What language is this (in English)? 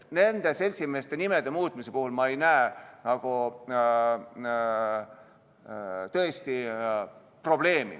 Estonian